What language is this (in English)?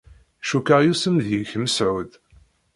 Kabyle